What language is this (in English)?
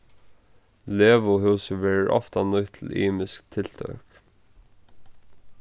Faroese